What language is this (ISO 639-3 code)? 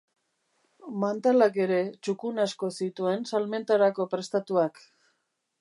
eus